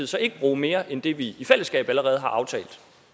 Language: Danish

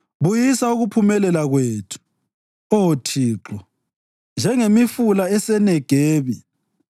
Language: North Ndebele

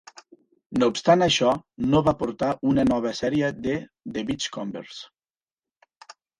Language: Catalan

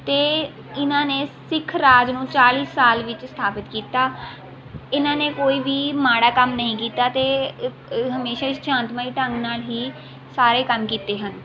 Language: Punjabi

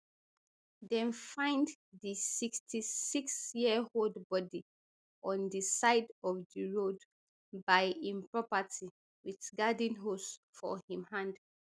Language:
Nigerian Pidgin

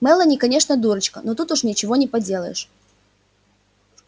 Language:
Russian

